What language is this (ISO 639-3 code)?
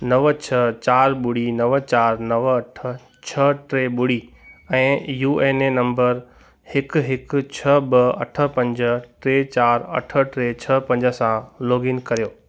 snd